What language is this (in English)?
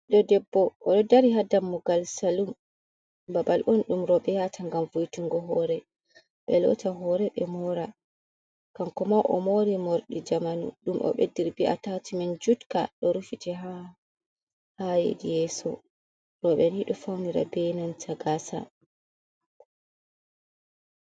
Fula